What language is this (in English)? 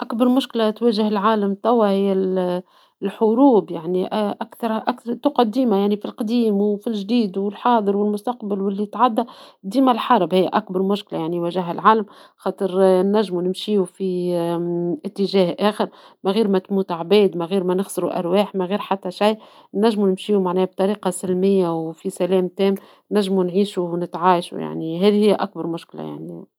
Tunisian Arabic